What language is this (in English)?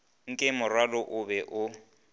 Northern Sotho